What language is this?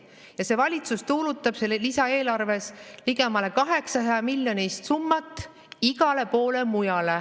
Estonian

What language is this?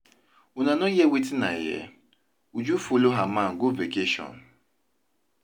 Nigerian Pidgin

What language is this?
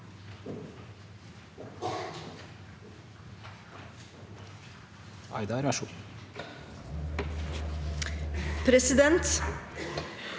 Norwegian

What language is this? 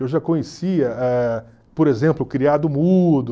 Portuguese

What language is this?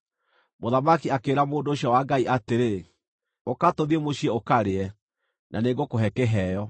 Kikuyu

